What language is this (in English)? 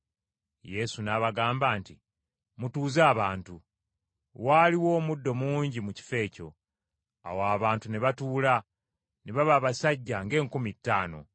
Ganda